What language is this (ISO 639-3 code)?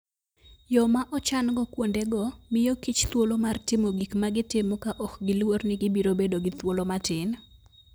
luo